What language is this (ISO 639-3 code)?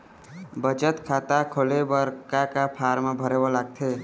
hne